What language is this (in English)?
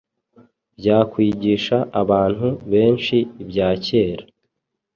Kinyarwanda